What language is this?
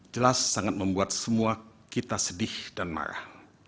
Indonesian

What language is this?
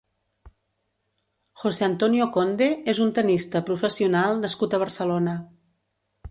Catalan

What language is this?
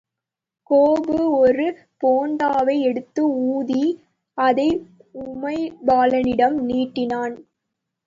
Tamil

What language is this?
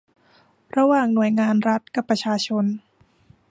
Thai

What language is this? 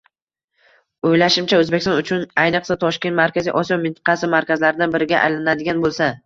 Uzbek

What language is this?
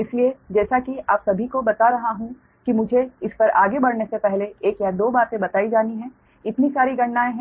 Hindi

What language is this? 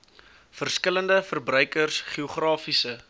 Afrikaans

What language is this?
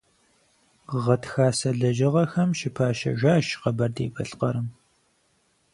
Kabardian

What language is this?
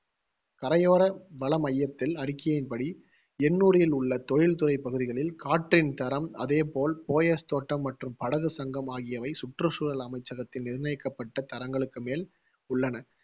Tamil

